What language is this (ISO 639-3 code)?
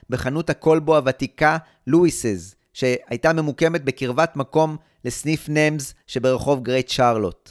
heb